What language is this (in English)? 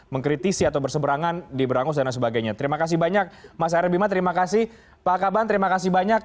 Indonesian